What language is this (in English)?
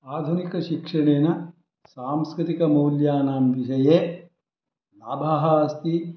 Sanskrit